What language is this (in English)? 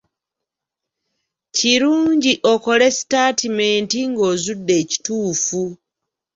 Ganda